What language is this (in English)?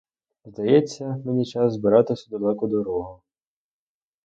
Ukrainian